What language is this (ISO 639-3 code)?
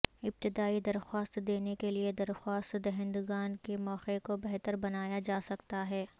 urd